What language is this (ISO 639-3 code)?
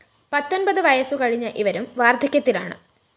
mal